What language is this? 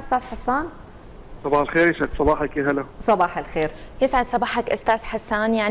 Arabic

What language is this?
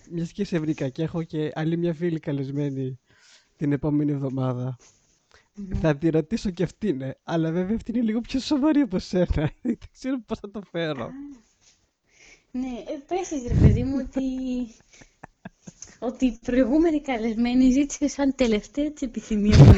Greek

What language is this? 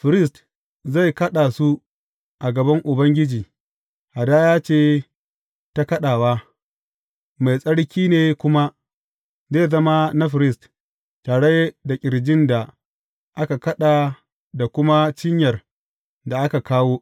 Hausa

